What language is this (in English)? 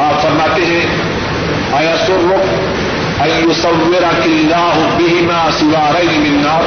Urdu